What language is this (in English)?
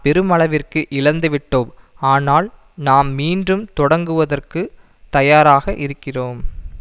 Tamil